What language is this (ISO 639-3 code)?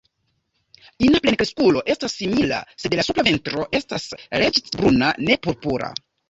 epo